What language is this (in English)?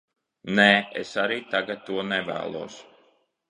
Latvian